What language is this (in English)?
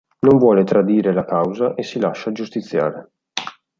Italian